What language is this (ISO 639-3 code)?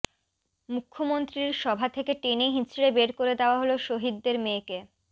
ben